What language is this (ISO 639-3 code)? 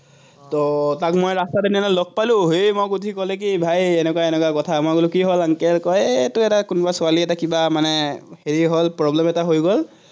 asm